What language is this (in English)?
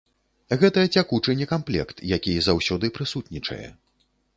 Belarusian